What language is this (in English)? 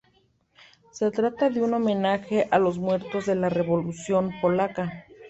Spanish